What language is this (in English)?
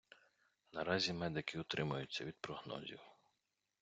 Ukrainian